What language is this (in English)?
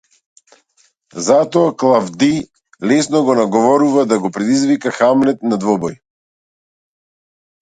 Macedonian